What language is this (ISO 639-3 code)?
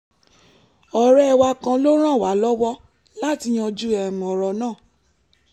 yor